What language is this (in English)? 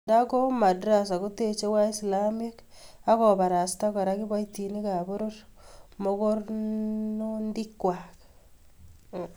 Kalenjin